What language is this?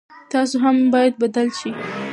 Pashto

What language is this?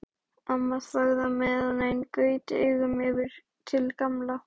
Icelandic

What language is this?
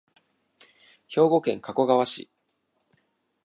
Japanese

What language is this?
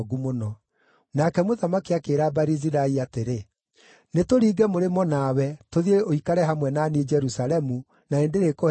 Kikuyu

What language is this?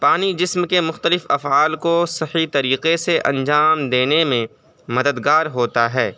Urdu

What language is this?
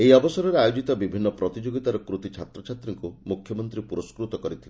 Odia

